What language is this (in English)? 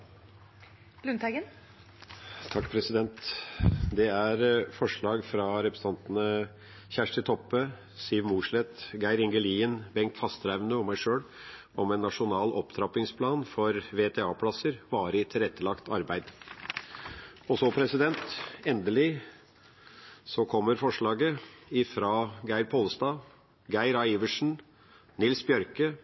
Norwegian